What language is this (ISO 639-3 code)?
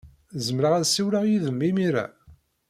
kab